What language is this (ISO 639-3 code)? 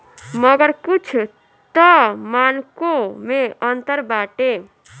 bho